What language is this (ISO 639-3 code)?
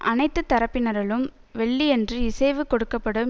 tam